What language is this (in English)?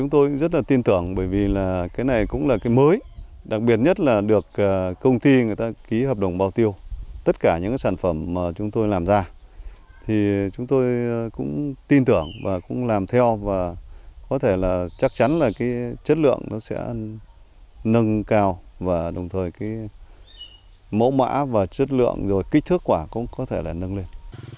Vietnamese